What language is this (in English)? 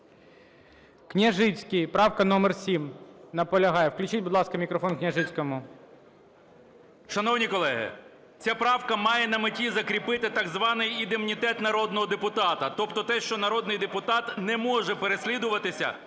Ukrainian